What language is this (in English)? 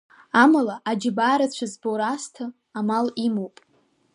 Abkhazian